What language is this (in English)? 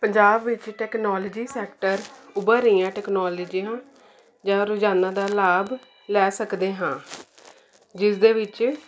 Punjabi